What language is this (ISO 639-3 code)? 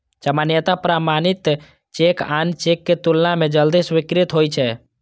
mai